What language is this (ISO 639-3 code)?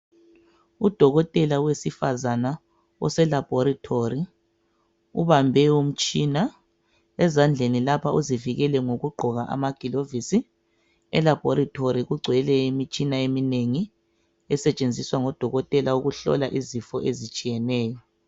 nde